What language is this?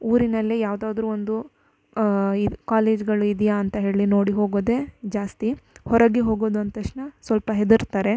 Kannada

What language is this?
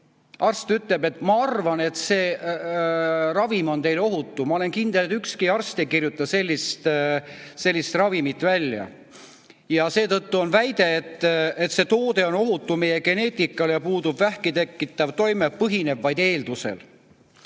Estonian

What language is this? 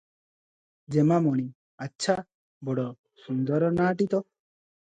Odia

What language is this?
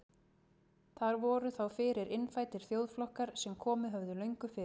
Icelandic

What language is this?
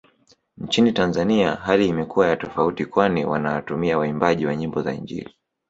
Swahili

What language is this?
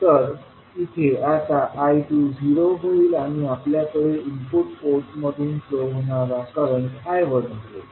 Marathi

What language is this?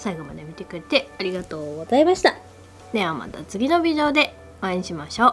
Japanese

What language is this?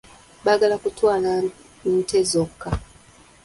Ganda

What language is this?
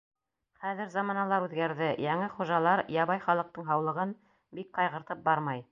Bashkir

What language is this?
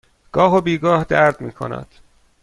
Persian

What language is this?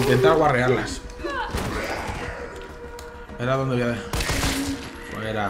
Spanish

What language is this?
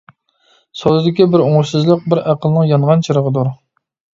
Uyghur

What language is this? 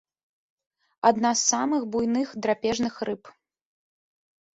Belarusian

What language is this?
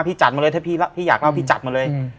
Thai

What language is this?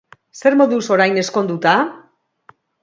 Basque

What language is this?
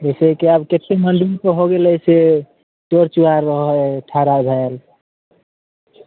Maithili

